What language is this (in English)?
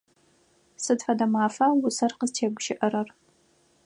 Adyghe